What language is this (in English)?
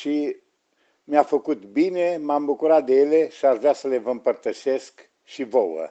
Romanian